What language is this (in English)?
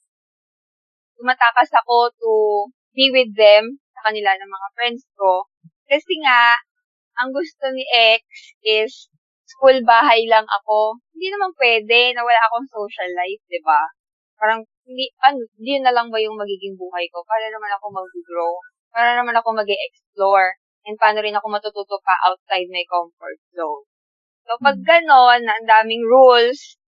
Filipino